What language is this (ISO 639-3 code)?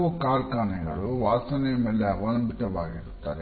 kan